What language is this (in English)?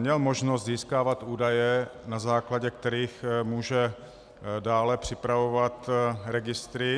Czech